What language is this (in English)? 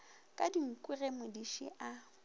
Northern Sotho